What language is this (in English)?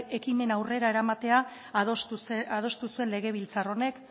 Basque